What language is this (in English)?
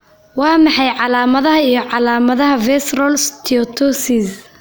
Somali